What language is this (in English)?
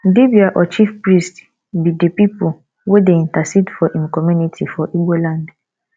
Nigerian Pidgin